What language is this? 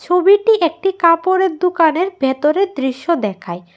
Bangla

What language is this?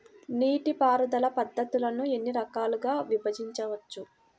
Telugu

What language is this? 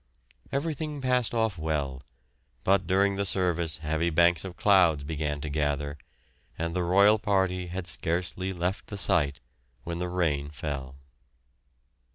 English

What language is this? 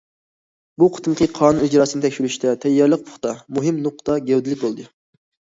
Uyghur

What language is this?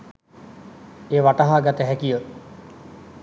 Sinhala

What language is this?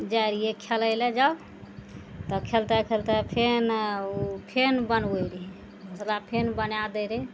Maithili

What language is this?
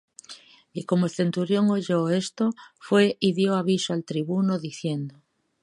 Spanish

